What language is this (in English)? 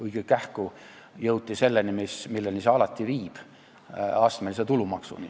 Estonian